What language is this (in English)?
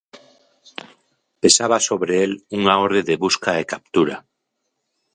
Galician